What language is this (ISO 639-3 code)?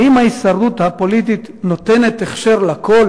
heb